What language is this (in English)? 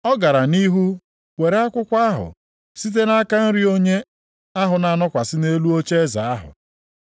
Igbo